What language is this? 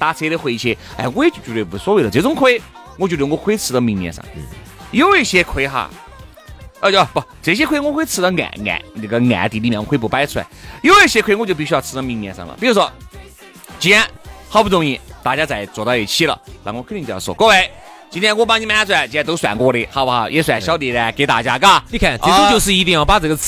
Chinese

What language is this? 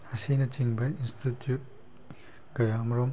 Manipuri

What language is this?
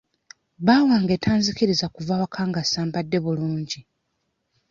Ganda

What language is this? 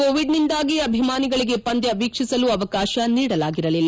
Kannada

